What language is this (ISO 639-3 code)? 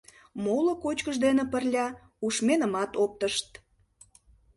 chm